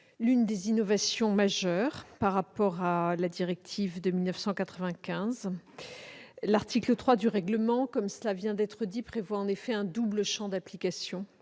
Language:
French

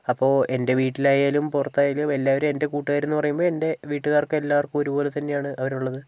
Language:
Malayalam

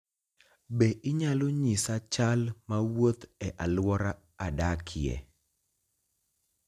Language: Luo (Kenya and Tanzania)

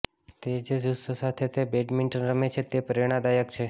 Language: Gujarati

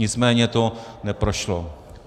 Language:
Czech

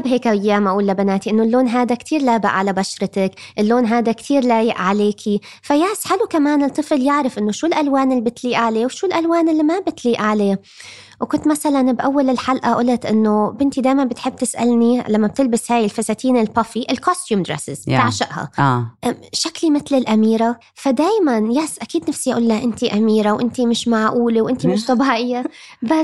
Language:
Arabic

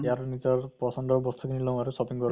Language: Assamese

